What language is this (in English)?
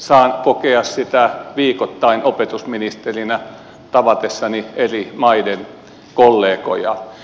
Finnish